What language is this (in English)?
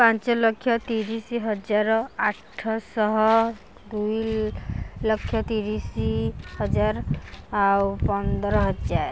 Odia